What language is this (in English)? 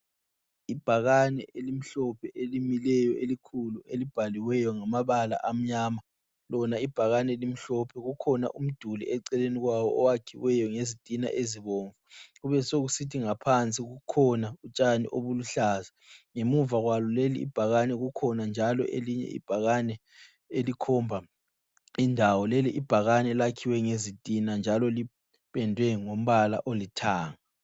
North Ndebele